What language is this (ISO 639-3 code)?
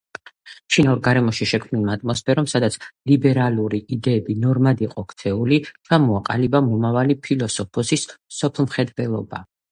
kat